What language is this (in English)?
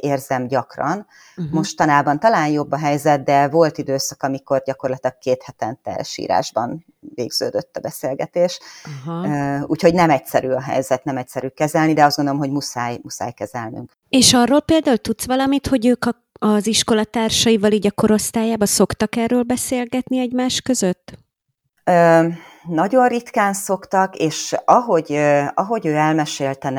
Hungarian